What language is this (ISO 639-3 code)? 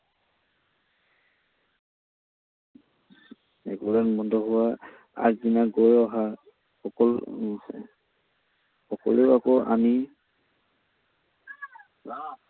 asm